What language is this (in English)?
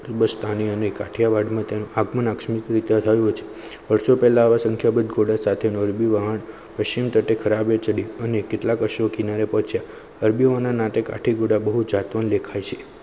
Gujarati